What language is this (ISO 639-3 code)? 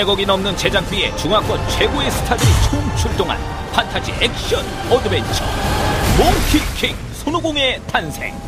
kor